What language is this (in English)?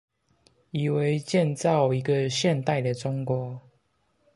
Chinese